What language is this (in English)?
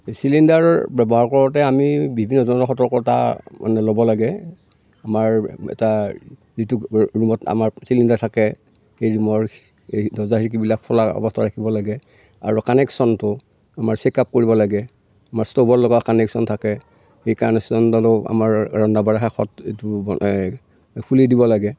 Assamese